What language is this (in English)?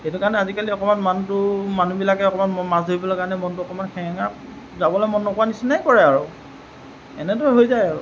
Assamese